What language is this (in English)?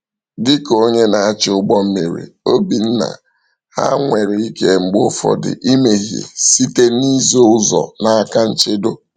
Igbo